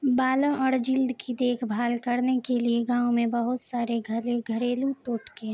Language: Urdu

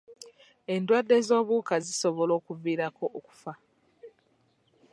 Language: Ganda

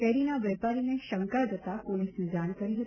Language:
Gujarati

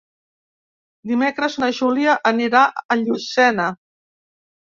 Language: Catalan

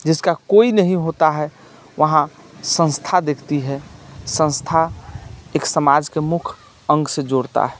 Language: Maithili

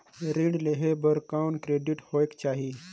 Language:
Chhattisgarhi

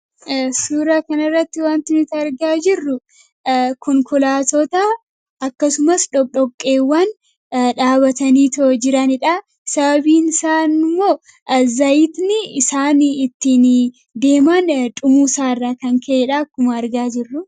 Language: Oromo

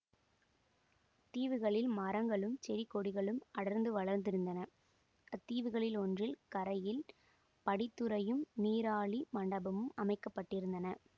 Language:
Tamil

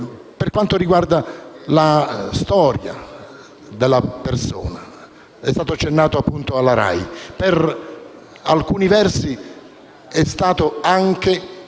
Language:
Italian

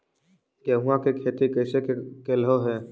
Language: Magahi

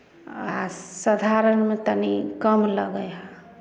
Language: Maithili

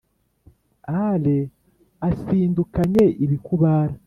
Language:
Kinyarwanda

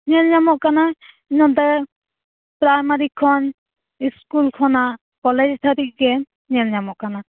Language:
Santali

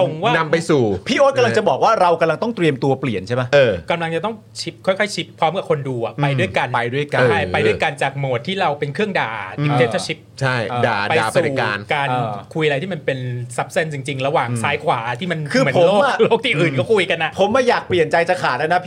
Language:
Thai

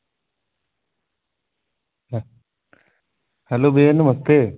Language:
Dogri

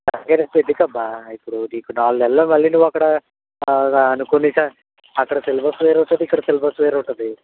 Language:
Telugu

